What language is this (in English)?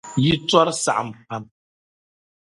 Dagbani